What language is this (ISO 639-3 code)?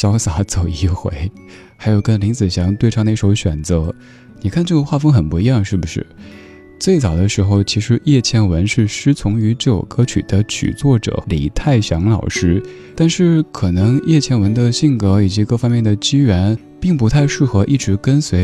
zho